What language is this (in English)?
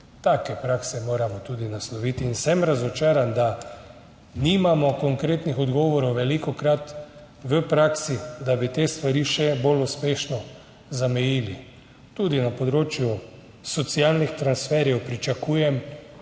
Slovenian